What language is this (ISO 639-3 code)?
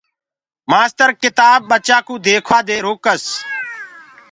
ggg